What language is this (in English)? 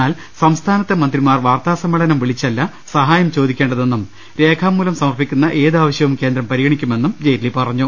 Malayalam